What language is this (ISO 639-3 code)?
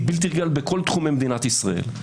heb